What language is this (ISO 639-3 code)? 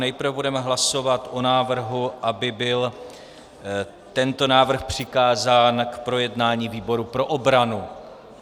ces